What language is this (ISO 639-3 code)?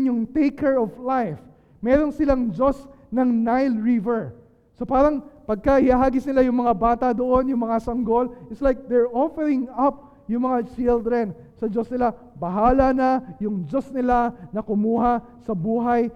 fil